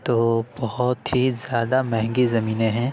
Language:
Urdu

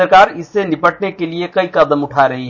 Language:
Hindi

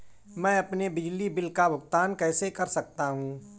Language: Hindi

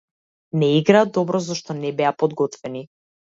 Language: Macedonian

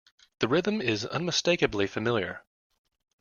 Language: English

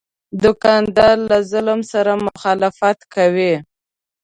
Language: Pashto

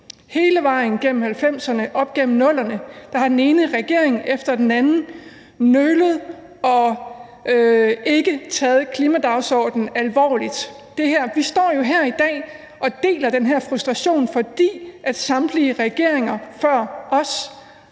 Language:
Danish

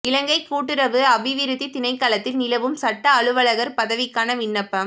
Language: Tamil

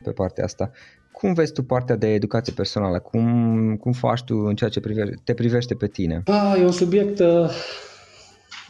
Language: Romanian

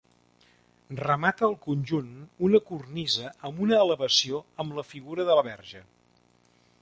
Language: Catalan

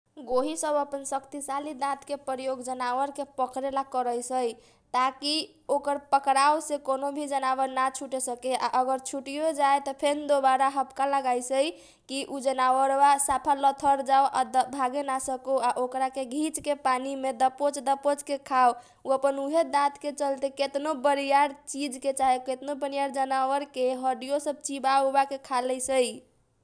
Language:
Kochila Tharu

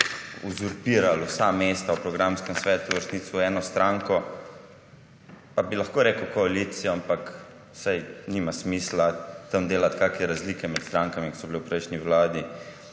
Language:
Slovenian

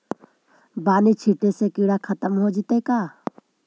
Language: Magahi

